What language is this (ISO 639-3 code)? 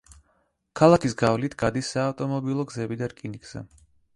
kat